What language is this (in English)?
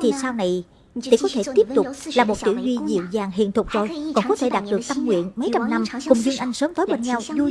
Vietnamese